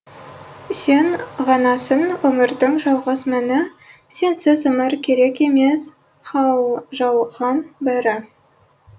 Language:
Kazakh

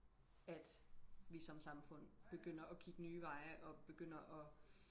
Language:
Danish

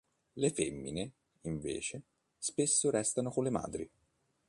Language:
Italian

